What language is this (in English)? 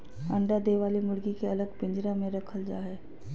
Magahi